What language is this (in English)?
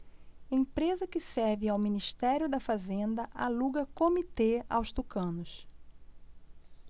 Portuguese